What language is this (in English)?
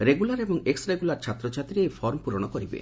Odia